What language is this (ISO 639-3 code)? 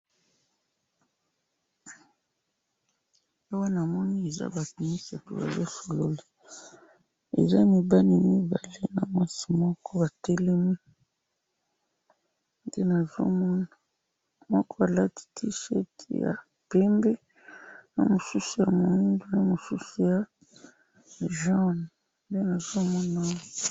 lin